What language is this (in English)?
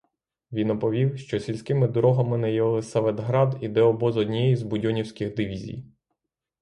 Ukrainian